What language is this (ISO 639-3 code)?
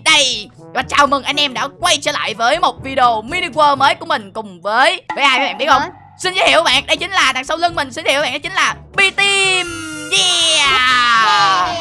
vie